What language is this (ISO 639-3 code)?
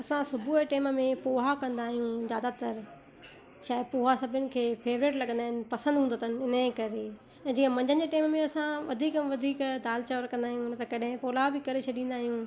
snd